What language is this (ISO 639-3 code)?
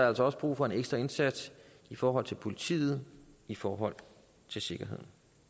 dan